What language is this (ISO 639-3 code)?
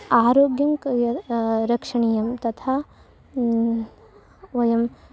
san